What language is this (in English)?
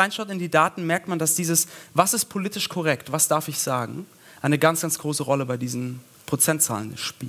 German